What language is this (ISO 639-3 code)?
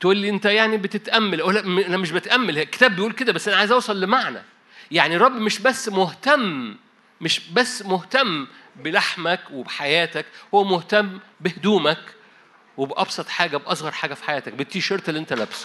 ara